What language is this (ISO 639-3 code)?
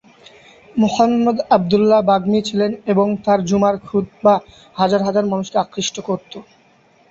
ben